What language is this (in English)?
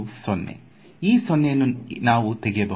Kannada